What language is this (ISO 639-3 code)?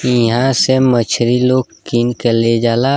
bho